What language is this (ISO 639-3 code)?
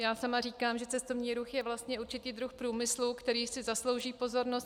ces